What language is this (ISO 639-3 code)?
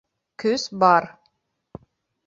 bak